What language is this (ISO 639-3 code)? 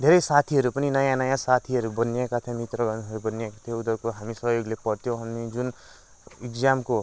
nep